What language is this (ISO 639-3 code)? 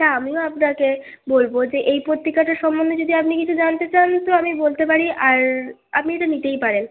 ben